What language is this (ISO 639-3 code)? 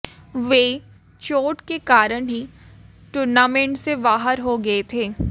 hin